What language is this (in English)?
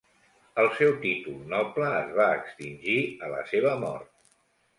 Catalan